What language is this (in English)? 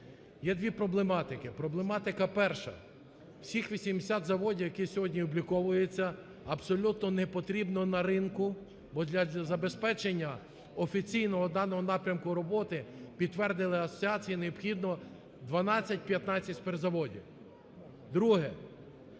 Ukrainian